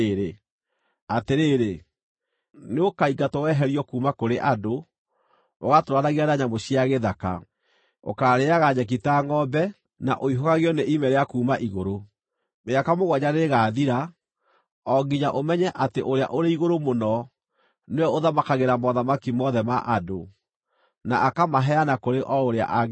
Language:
Kikuyu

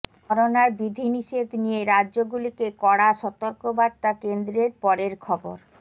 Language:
Bangla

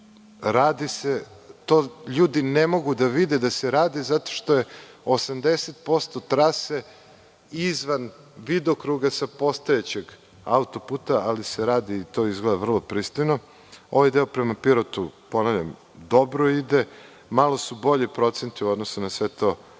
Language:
Serbian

